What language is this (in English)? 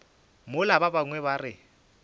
Northern Sotho